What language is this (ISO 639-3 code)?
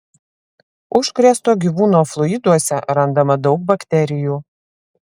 lit